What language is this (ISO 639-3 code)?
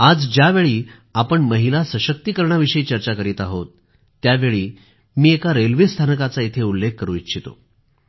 mar